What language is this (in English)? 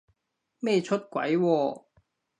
Cantonese